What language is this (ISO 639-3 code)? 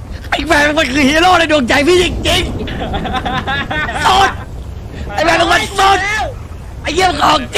tha